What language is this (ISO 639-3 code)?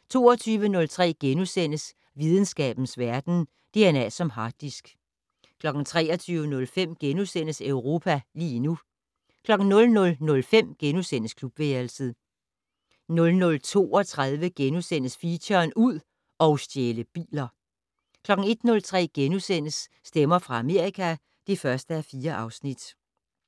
dan